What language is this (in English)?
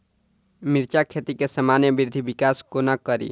Maithili